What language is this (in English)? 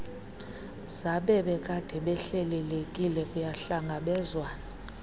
Xhosa